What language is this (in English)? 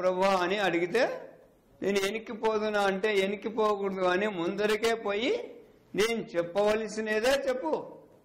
Hindi